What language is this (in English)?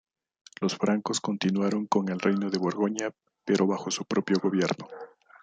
Spanish